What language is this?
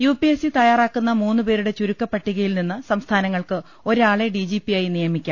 Malayalam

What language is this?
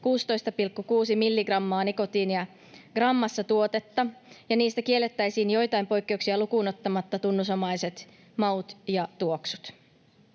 Finnish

